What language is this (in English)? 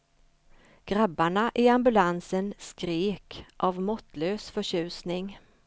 Swedish